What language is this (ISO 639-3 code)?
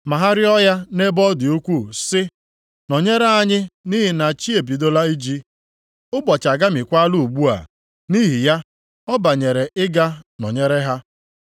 ibo